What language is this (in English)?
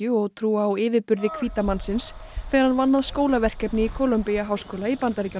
Icelandic